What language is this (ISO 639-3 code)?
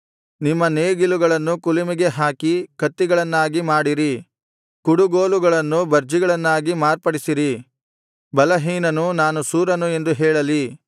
kan